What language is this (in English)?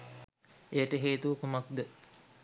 Sinhala